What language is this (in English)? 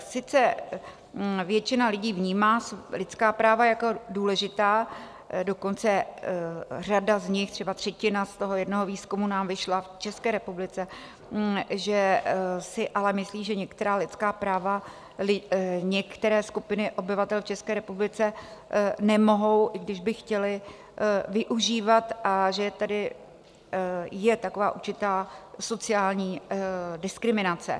Czech